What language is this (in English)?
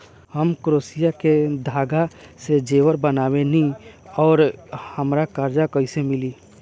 Bhojpuri